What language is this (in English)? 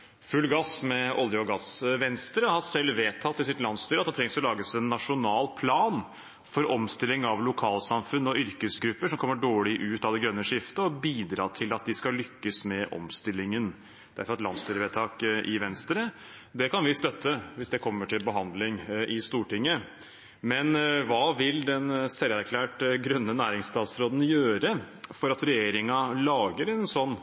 Norwegian Bokmål